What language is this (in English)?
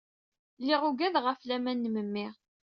Kabyle